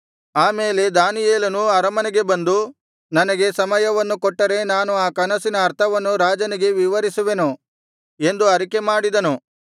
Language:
Kannada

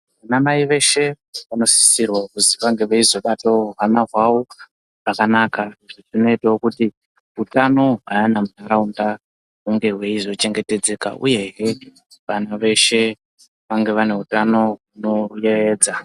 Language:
Ndau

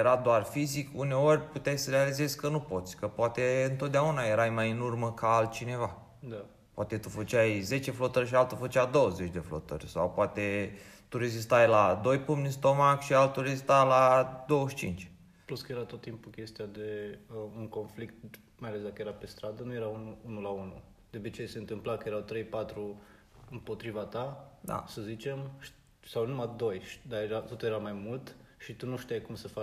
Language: Romanian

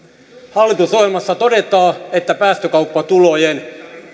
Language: Finnish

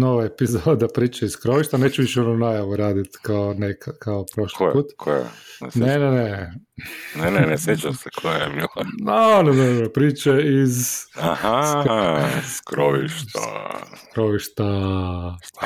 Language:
Croatian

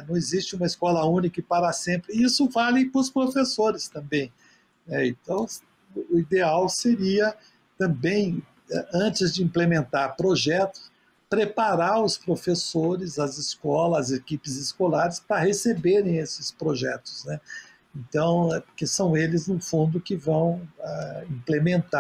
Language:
Portuguese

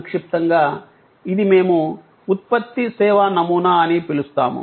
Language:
Telugu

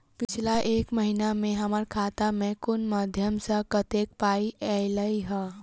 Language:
Maithili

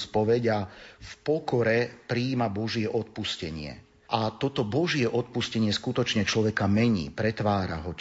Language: Slovak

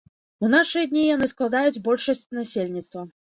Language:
Belarusian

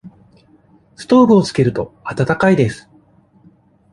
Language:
Japanese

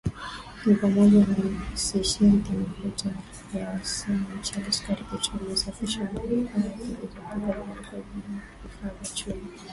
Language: Swahili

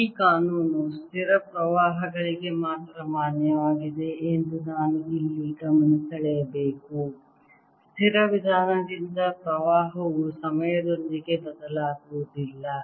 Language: Kannada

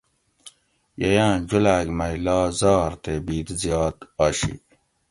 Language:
Gawri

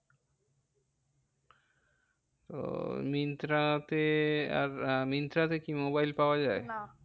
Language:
Bangla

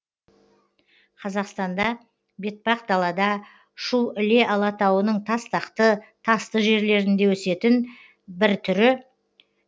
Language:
Kazakh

